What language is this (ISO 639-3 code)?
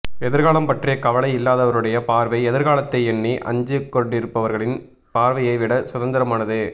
tam